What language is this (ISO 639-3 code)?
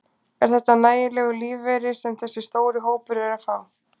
isl